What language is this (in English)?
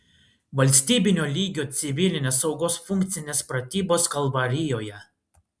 Lithuanian